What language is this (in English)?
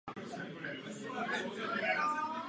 Czech